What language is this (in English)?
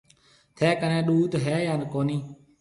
Marwari (Pakistan)